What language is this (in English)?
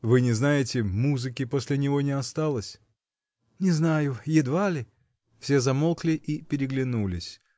Russian